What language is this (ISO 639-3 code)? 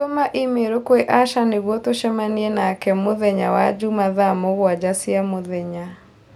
kik